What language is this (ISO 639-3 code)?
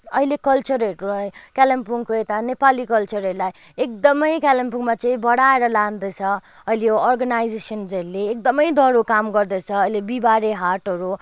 nep